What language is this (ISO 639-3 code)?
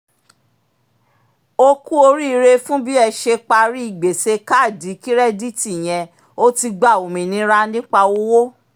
yor